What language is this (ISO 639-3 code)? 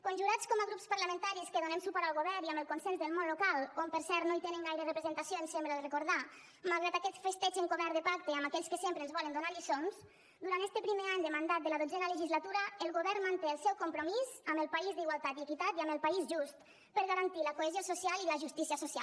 cat